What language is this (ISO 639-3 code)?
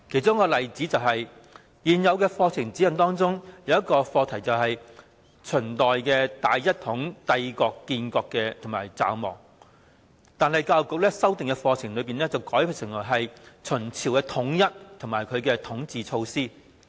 yue